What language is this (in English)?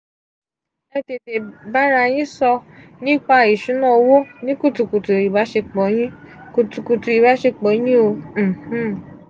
Yoruba